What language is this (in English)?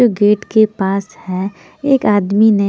Hindi